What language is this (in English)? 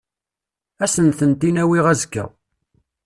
Kabyle